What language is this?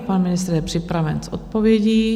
Czech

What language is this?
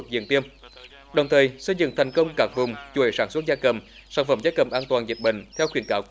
Vietnamese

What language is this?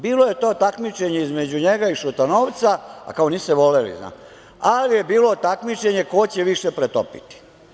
Serbian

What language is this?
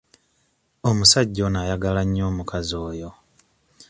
Ganda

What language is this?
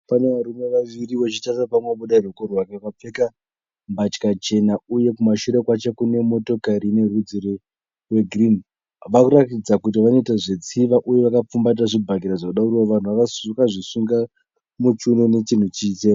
Shona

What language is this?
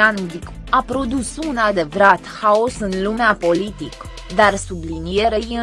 Romanian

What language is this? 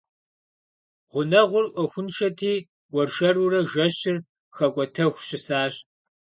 Kabardian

